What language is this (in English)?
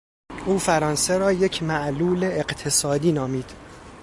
Persian